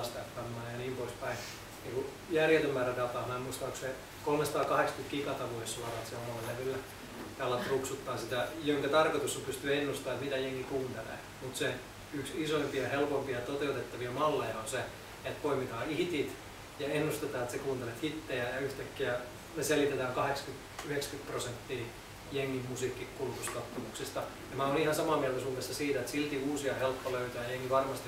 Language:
Finnish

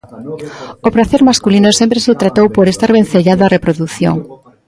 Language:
Galician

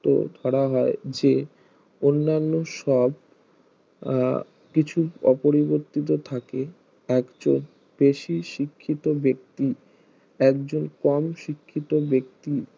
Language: Bangla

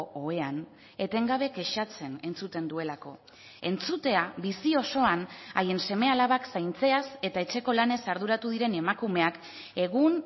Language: Basque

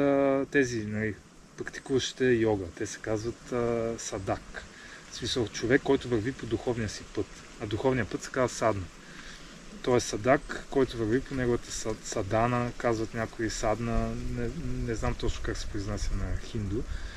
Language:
Bulgarian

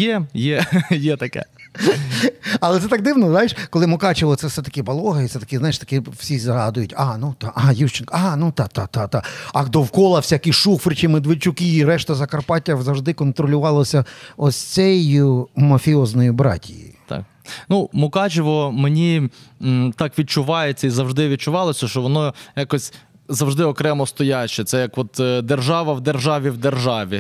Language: Ukrainian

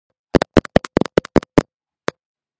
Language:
Georgian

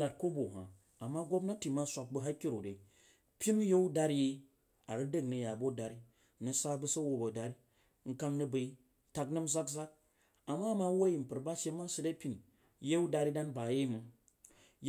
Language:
Jiba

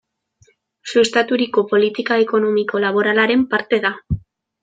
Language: Basque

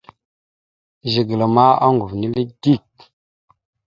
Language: Mada (Cameroon)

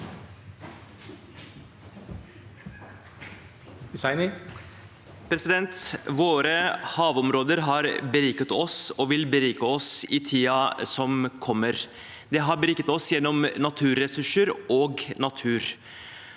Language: Norwegian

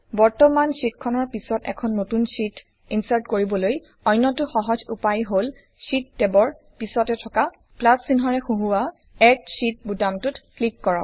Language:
Assamese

